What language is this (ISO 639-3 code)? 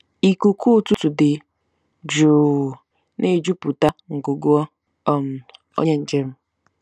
ibo